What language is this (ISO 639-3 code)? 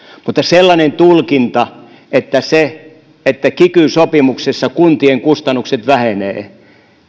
fin